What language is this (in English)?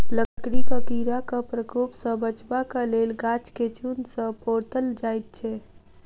Maithili